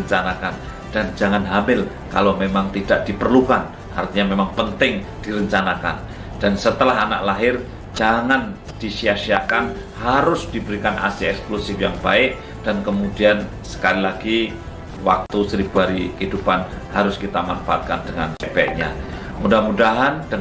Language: Indonesian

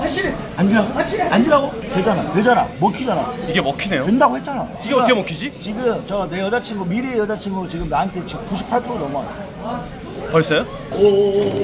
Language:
Korean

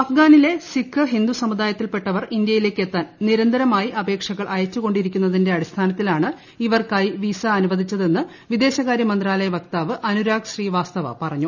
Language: Malayalam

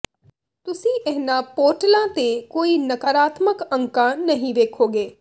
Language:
Punjabi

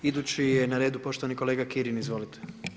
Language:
Croatian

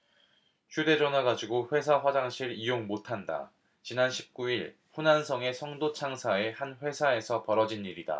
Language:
Korean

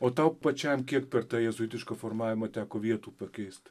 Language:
Lithuanian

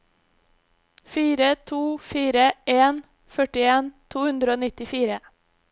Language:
Norwegian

